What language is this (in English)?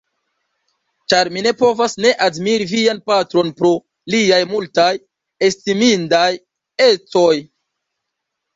Esperanto